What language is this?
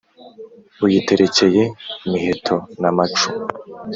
Kinyarwanda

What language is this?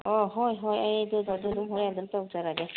Manipuri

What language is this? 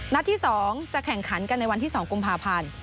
Thai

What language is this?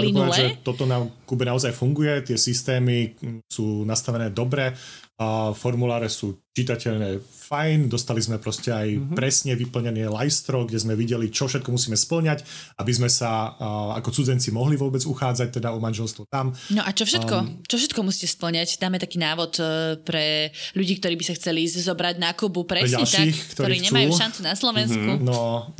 Slovak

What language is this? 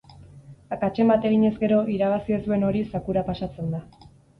Basque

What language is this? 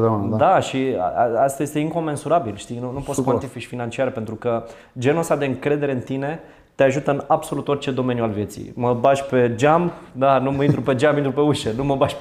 Romanian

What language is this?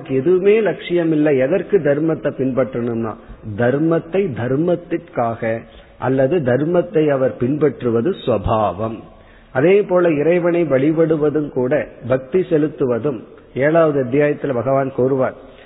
Tamil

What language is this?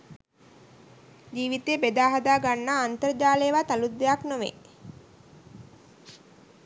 Sinhala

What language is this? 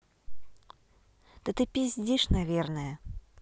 Russian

